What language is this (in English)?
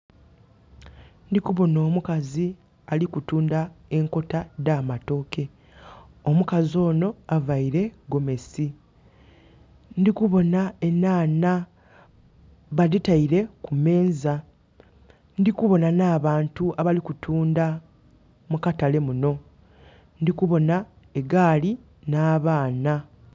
Soga